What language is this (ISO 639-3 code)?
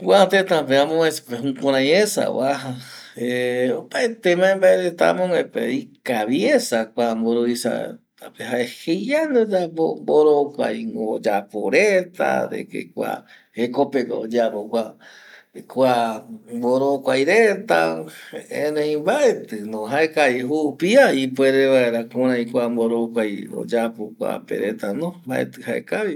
gui